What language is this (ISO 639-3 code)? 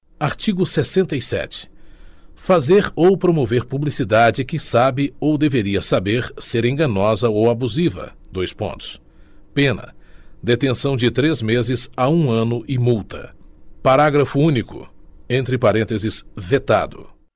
por